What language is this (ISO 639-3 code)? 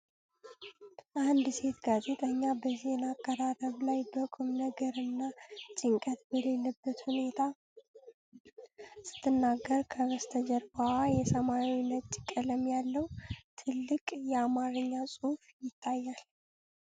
amh